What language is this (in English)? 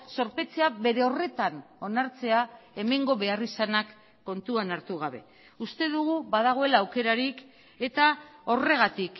Basque